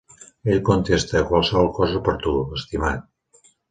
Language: Catalan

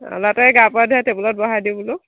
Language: Assamese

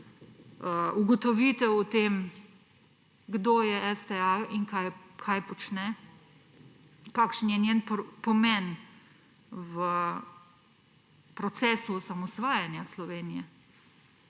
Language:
Slovenian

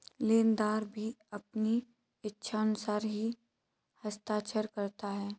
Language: Hindi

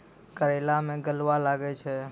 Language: Maithili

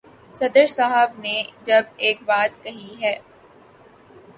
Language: Urdu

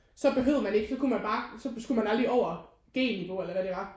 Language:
Danish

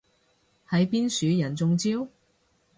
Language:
Cantonese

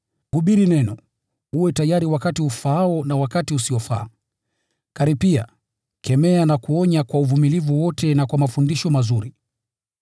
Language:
Swahili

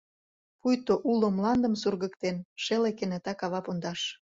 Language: Mari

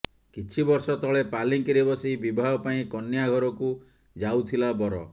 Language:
Odia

